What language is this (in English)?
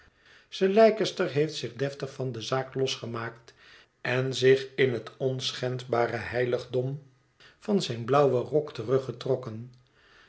Dutch